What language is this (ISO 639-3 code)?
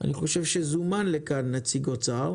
heb